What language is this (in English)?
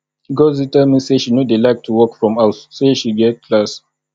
Nigerian Pidgin